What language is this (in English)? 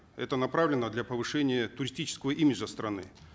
Kazakh